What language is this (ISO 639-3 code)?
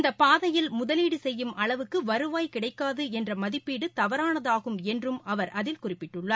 tam